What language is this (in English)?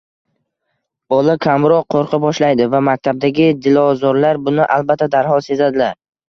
Uzbek